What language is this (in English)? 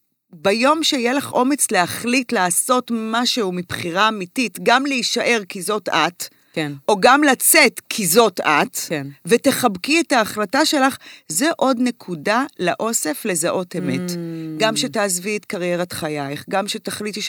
Hebrew